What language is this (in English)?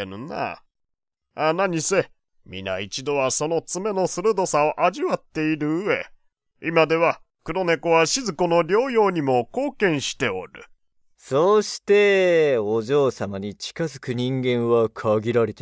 Japanese